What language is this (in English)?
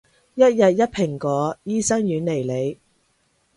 Cantonese